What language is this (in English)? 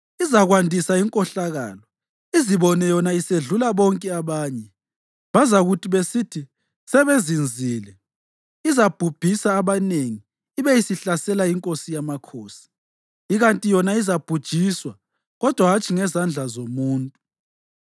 North Ndebele